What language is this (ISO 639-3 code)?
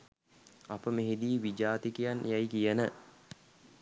sin